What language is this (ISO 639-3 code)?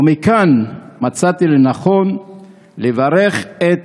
heb